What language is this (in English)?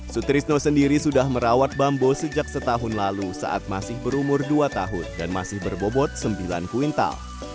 Indonesian